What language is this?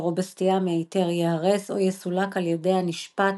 Hebrew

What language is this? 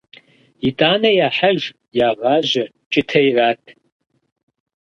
Kabardian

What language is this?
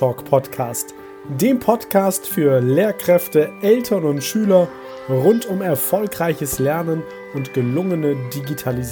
German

